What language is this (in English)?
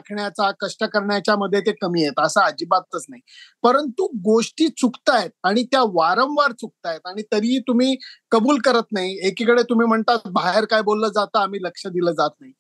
Marathi